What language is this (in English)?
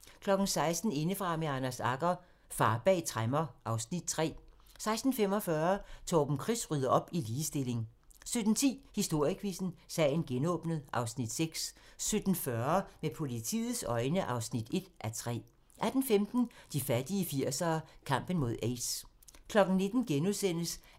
Danish